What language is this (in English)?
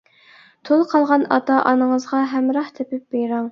Uyghur